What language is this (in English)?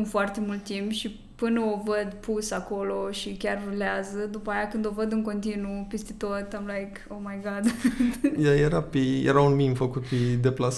Romanian